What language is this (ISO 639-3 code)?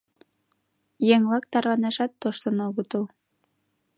chm